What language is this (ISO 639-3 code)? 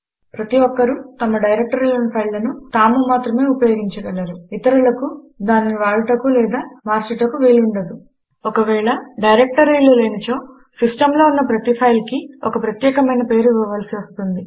tel